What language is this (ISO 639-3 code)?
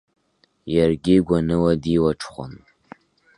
abk